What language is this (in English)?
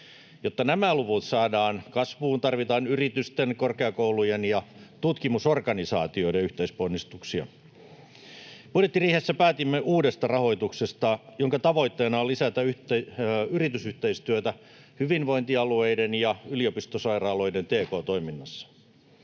Finnish